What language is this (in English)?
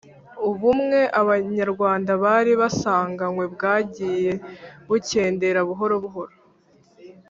Kinyarwanda